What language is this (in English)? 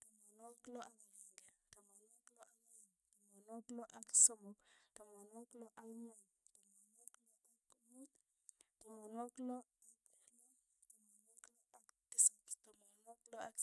Tugen